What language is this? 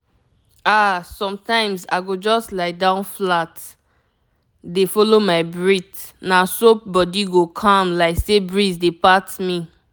Nigerian Pidgin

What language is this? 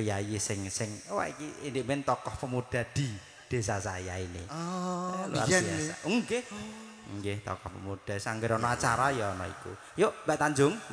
Indonesian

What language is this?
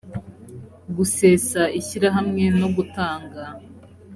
Kinyarwanda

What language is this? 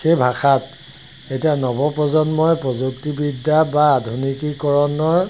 Assamese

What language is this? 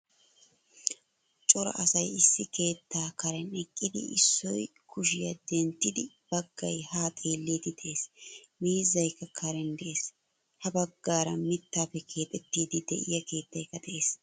Wolaytta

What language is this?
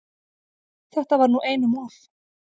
Icelandic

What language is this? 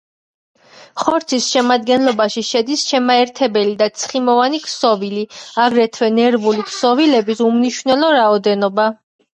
Georgian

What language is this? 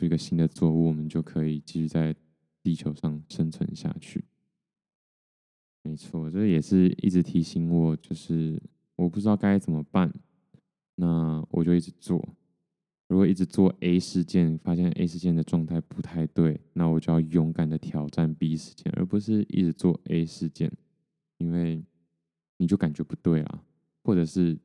Chinese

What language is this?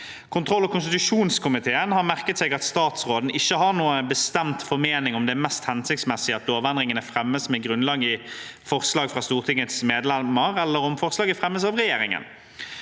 Norwegian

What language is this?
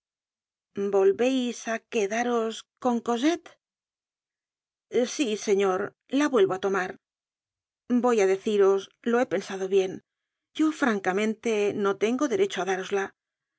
Spanish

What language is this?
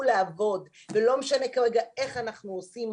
Hebrew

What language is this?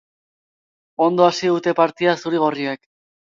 Basque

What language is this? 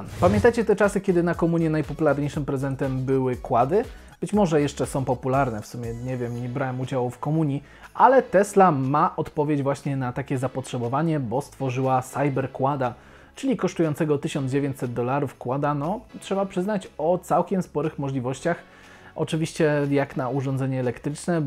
Polish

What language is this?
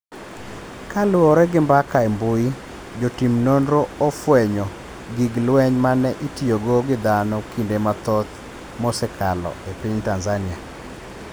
Luo (Kenya and Tanzania)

